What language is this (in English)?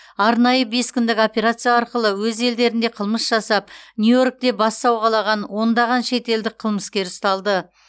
Kazakh